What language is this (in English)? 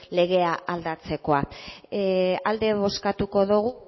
Basque